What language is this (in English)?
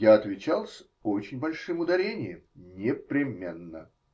Russian